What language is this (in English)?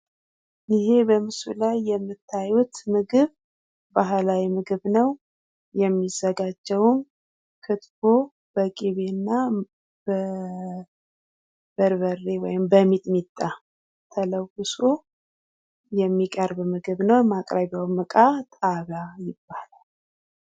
Amharic